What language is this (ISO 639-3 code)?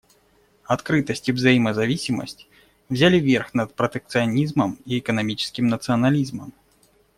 rus